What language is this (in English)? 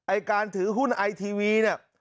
Thai